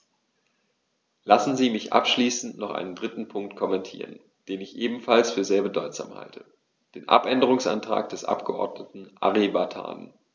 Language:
German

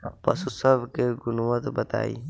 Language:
Bhojpuri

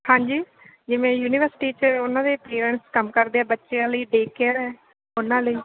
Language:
Punjabi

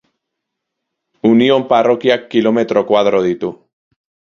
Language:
Basque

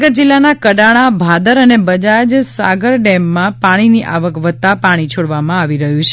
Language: Gujarati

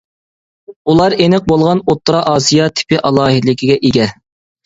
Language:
Uyghur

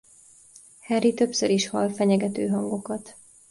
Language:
Hungarian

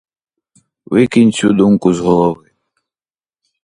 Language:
Ukrainian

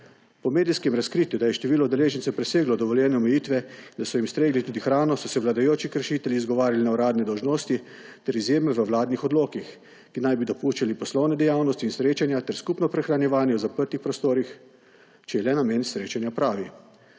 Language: Slovenian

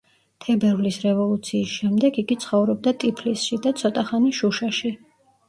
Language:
Georgian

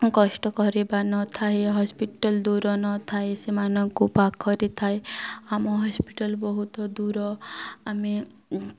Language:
Odia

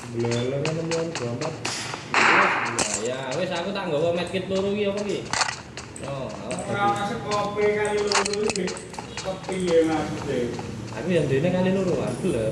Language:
Indonesian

